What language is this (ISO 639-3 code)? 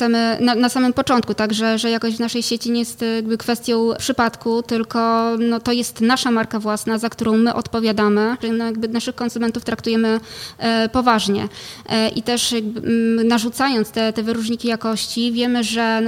pol